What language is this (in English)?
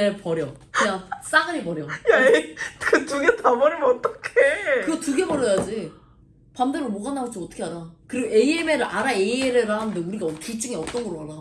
Korean